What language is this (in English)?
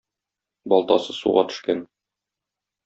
Tatar